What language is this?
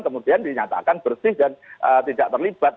Indonesian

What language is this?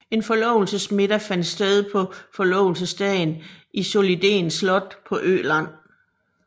Danish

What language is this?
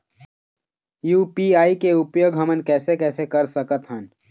Chhattisgarhi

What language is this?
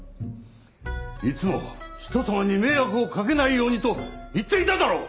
Japanese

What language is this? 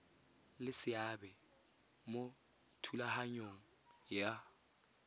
Tswana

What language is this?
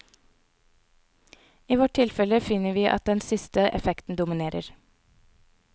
Norwegian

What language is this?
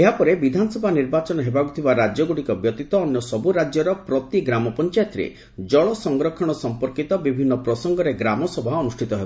Odia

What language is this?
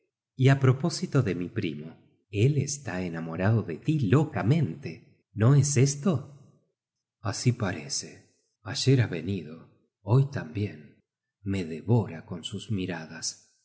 Spanish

